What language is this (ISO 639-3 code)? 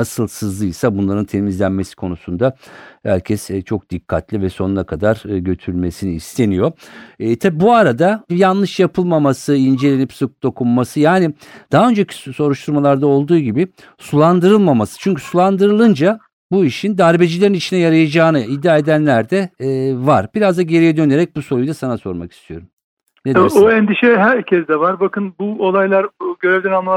tur